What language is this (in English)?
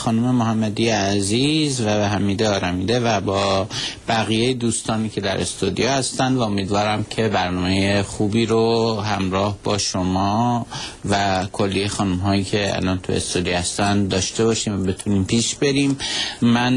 Persian